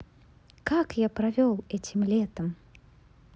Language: Russian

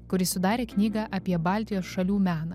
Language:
Lithuanian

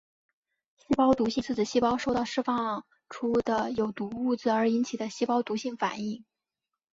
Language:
Chinese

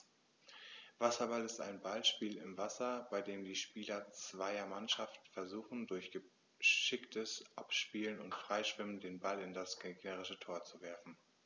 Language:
German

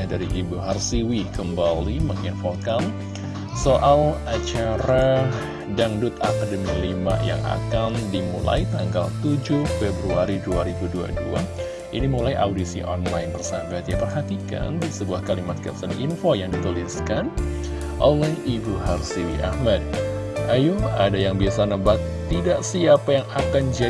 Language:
Indonesian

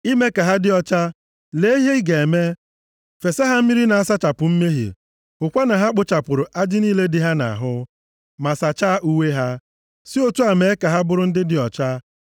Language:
Igbo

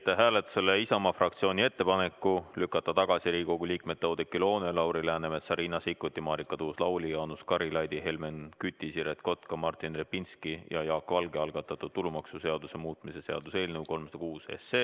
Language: Estonian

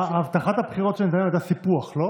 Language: Hebrew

